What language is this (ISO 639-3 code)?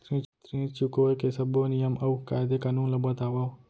hne